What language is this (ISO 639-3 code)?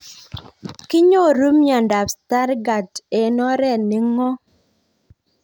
kln